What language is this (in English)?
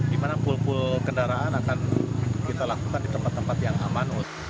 Indonesian